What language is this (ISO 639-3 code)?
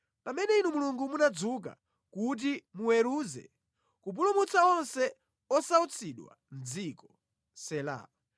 nya